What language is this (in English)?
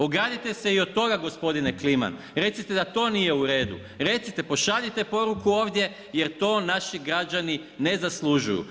Croatian